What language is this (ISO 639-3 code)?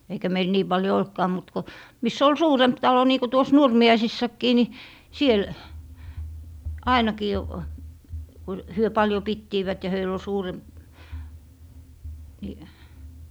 fin